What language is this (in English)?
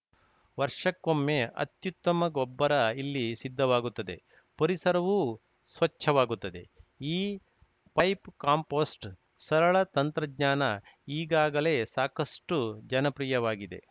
Kannada